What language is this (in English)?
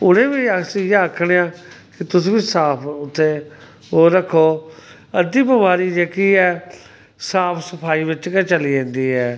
Dogri